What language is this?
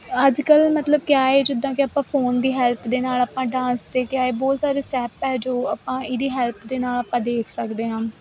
Punjabi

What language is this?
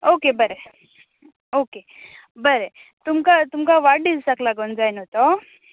Konkani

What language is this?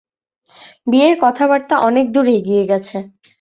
Bangla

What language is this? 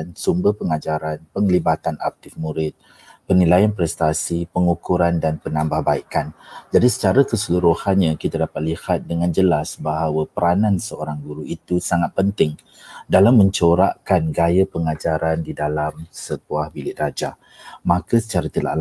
Malay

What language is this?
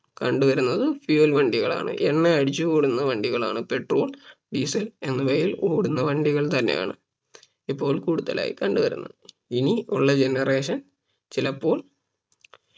Malayalam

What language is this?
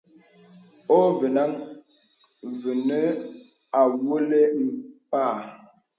Bebele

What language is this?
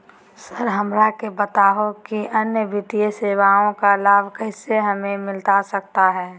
Magahi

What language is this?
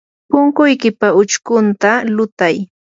Yanahuanca Pasco Quechua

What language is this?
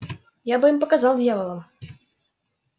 Russian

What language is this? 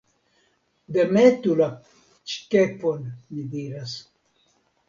Esperanto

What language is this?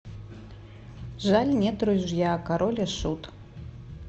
Russian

